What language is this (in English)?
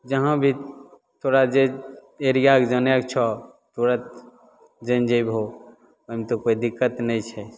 Maithili